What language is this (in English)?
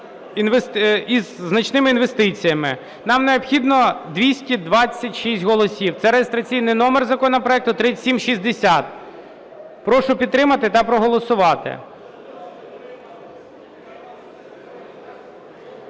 Ukrainian